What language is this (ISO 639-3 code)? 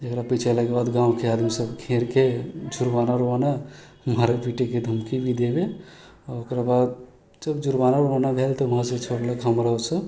mai